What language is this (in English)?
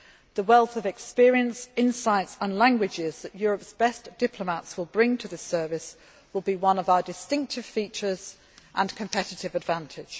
English